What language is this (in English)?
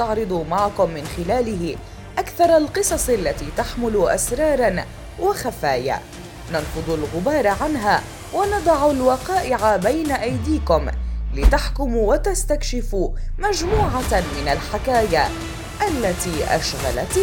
Arabic